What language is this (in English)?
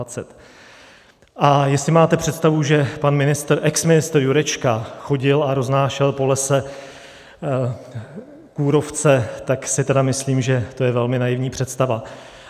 Czech